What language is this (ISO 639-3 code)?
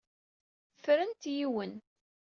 kab